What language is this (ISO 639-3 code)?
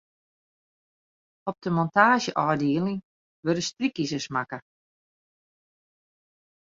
fry